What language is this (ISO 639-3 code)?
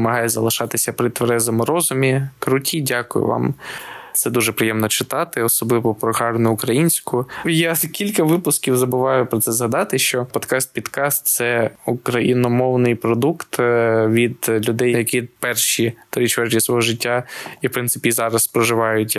ukr